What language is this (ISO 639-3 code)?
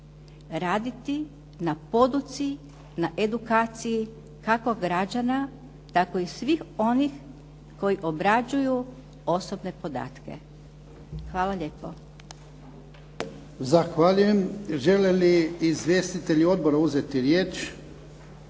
hrv